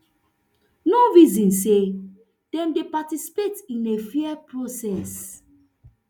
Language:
Nigerian Pidgin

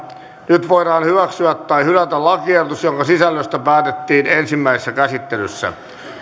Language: Finnish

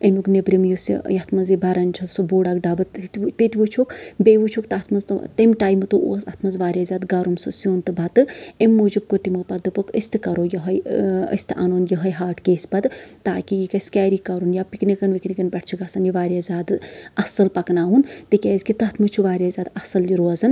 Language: Kashmiri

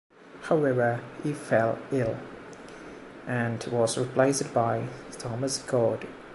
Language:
English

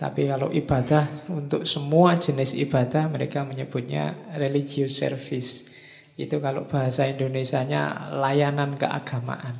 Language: Indonesian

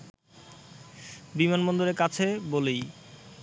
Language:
Bangla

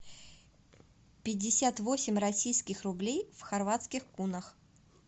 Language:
Russian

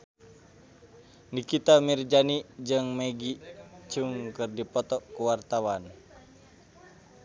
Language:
Sundanese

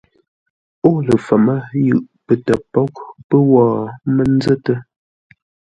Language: Ngombale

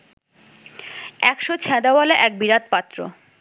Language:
Bangla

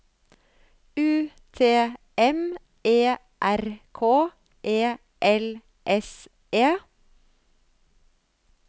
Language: Norwegian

